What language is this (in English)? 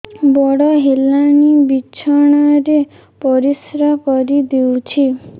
Odia